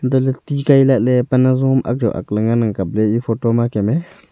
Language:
Wancho Naga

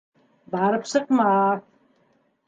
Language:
Bashkir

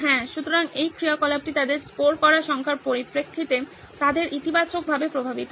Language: Bangla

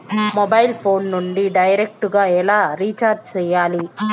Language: Telugu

